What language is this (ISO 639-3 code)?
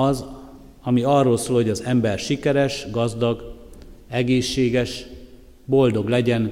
hun